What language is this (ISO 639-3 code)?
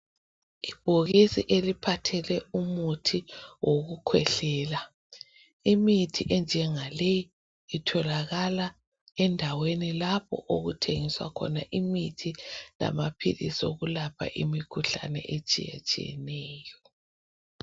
nde